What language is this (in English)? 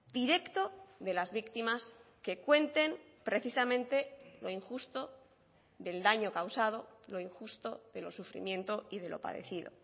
Spanish